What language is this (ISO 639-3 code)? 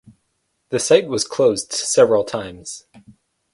eng